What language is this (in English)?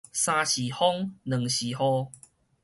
Min Nan Chinese